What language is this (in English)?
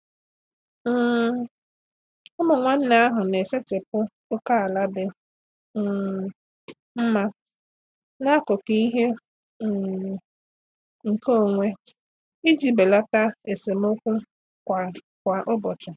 Igbo